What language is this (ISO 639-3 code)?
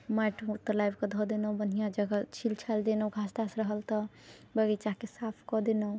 mai